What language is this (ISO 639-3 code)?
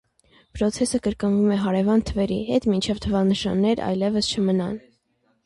hye